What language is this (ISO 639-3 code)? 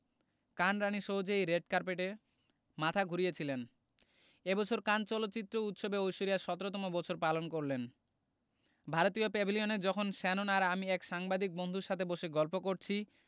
ben